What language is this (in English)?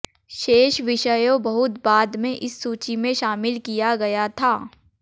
Hindi